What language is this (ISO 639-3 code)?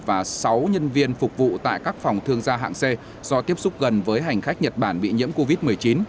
vie